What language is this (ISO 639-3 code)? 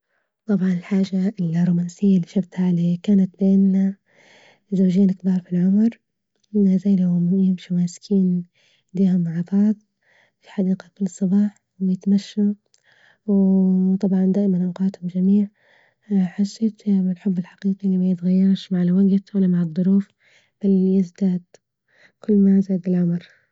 ayl